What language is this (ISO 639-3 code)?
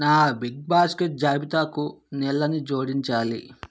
tel